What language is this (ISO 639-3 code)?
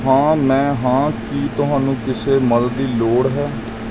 pan